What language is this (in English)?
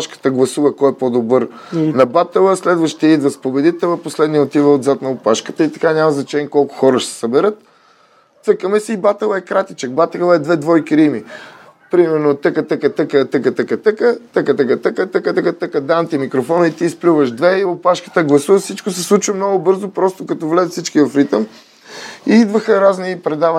Bulgarian